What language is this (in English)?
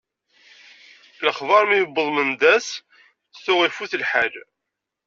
Kabyle